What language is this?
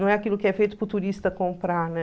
Portuguese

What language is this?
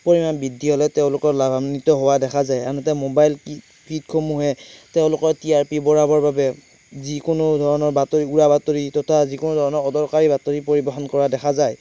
Assamese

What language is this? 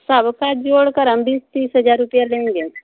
Hindi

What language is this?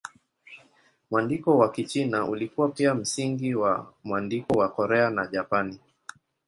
Swahili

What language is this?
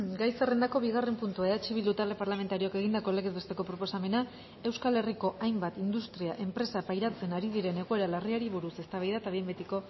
Basque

